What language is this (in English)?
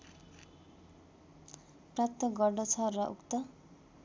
Nepali